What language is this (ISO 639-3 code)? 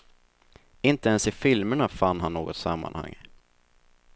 swe